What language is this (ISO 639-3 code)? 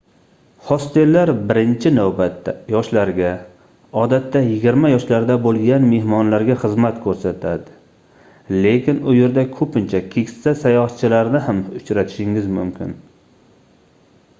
uzb